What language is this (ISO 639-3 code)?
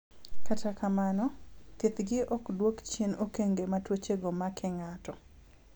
luo